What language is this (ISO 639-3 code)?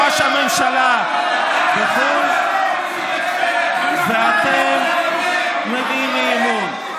heb